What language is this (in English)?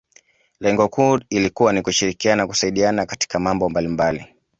Swahili